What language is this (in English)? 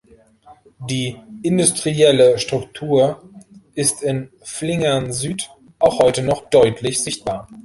German